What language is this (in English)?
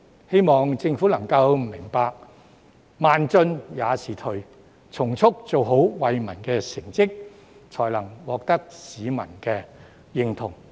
Cantonese